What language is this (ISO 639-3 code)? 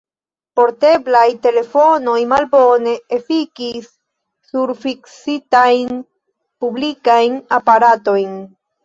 epo